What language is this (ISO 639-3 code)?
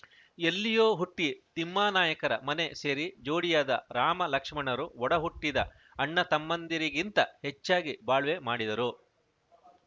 kan